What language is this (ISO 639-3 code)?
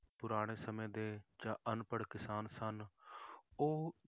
pan